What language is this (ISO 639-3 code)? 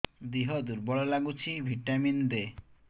ori